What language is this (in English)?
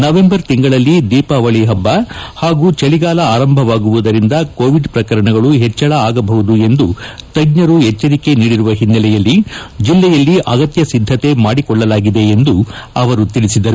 Kannada